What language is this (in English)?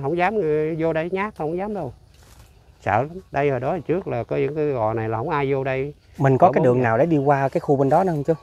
Vietnamese